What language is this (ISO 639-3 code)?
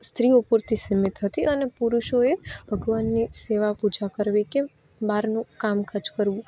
guj